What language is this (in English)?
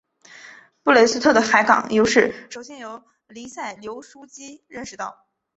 Chinese